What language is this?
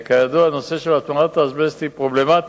Hebrew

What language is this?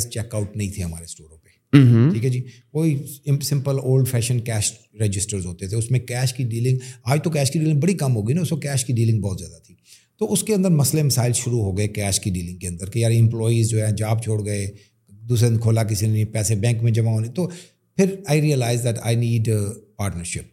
Urdu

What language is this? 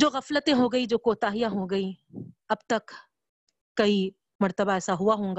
Urdu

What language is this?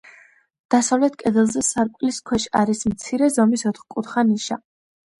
Georgian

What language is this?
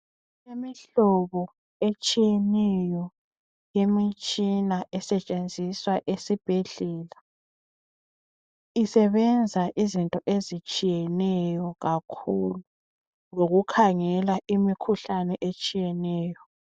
North Ndebele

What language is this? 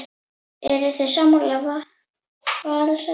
Icelandic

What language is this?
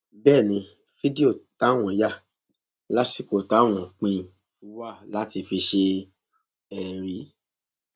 Yoruba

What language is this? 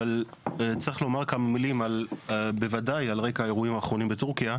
Hebrew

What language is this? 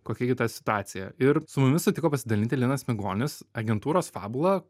Lithuanian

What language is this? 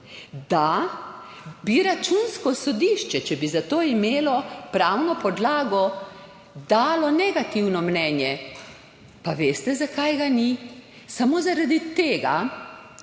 Slovenian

